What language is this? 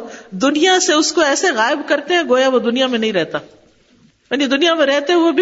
Urdu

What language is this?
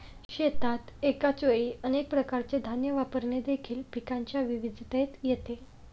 Marathi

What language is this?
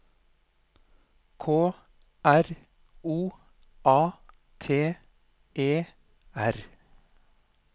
Norwegian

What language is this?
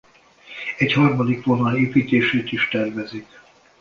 Hungarian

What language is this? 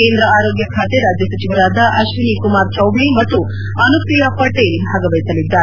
Kannada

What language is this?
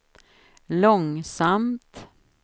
Swedish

